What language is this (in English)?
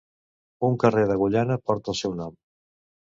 Catalan